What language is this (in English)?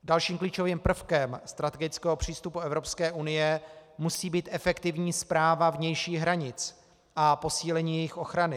Czech